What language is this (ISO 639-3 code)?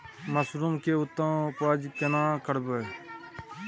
mai